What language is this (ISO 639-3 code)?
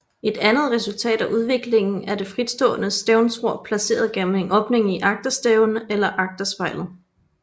dan